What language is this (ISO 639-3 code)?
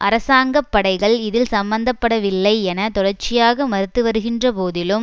tam